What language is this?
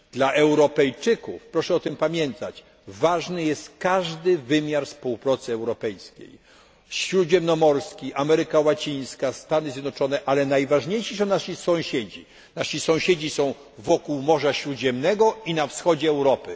Polish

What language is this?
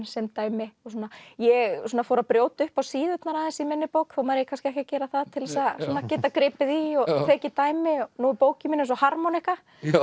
Icelandic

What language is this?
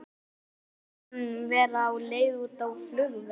Icelandic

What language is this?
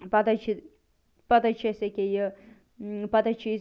Kashmiri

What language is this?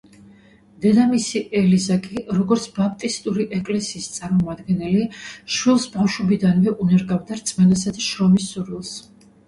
Georgian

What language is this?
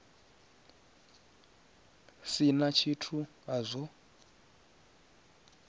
Venda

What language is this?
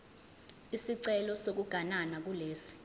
Zulu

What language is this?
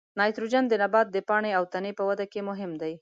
Pashto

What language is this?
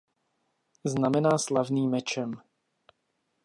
Czech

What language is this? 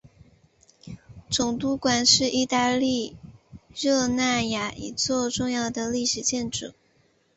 Chinese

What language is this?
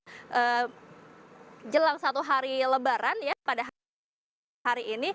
Indonesian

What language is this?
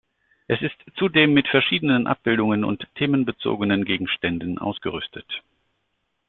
German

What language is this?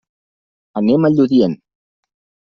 Catalan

